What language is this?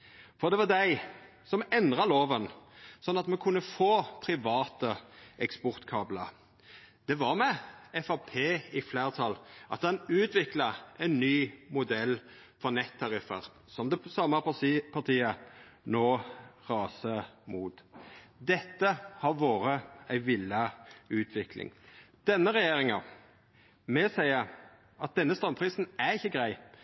Norwegian Nynorsk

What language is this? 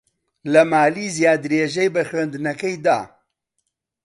Central Kurdish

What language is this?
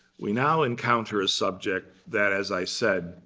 English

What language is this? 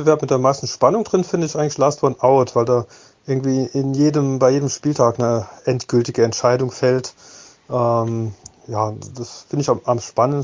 German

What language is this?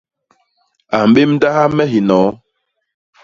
Basaa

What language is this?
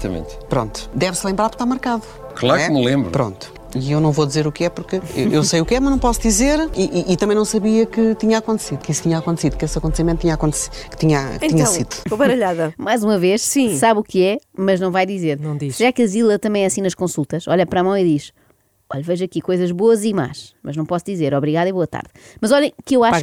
Portuguese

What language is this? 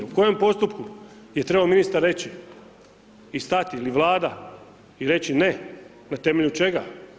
Croatian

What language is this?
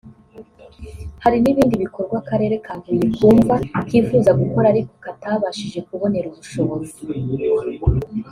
Kinyarwanda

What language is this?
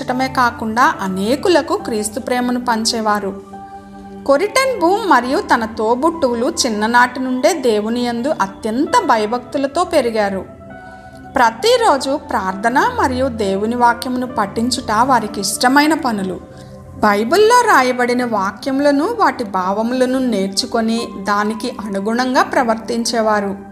Telugu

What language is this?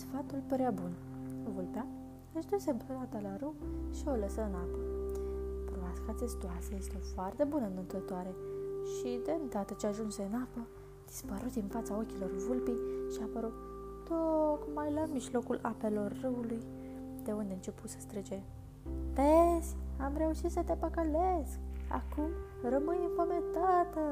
Romanian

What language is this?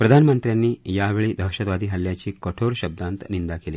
Marathi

